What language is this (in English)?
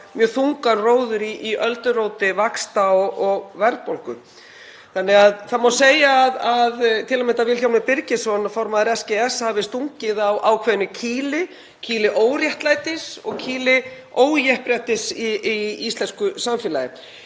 Icelandic